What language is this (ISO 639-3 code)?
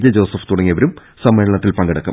mal